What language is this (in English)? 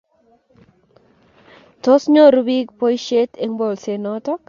Kalenjin